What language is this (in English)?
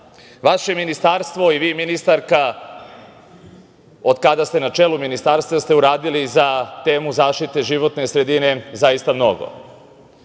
Serbian